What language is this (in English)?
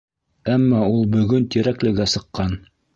Bashkir